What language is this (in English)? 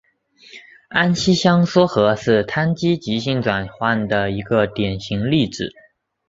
Chinese